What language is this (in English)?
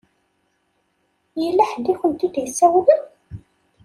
Kabyle